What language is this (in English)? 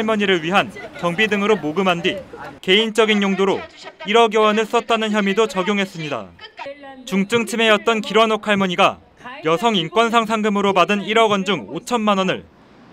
Korean